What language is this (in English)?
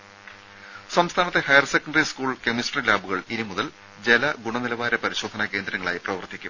Malayalam